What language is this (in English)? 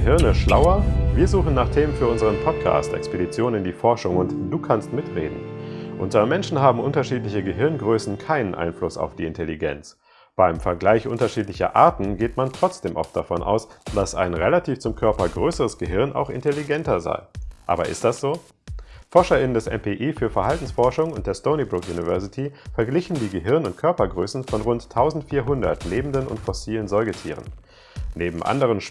German